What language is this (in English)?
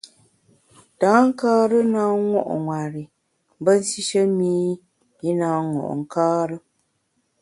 Bamun